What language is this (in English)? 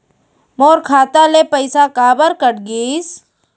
Chhattisgarhi